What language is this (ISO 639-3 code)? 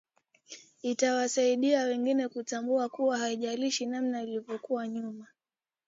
swa